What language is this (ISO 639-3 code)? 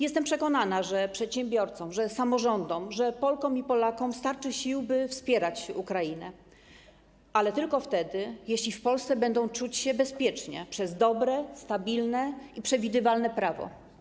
pol